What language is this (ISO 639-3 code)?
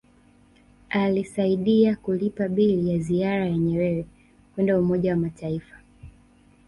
swa